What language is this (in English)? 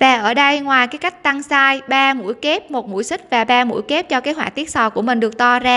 Vietnamese